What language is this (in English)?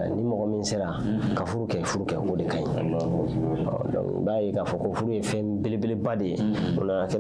French